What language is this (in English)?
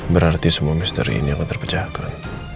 Indonesian